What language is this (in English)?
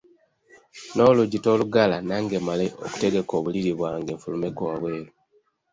Ganda